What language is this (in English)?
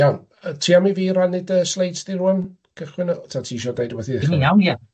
Welsh